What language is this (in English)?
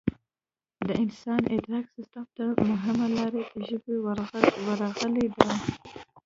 Pashto